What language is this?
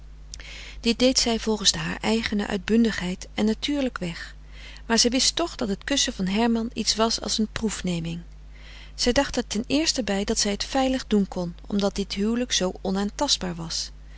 Dutch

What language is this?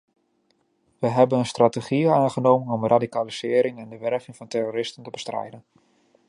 Dutch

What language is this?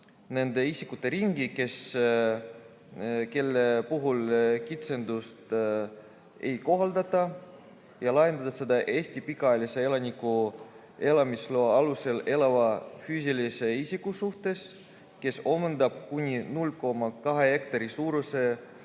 Estonian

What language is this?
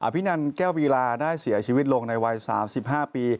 Thai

